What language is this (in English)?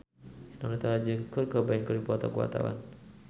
Sundanese